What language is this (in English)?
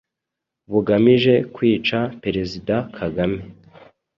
Kinyarwanda